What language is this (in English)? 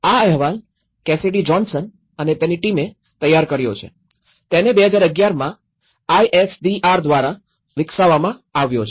Gujarati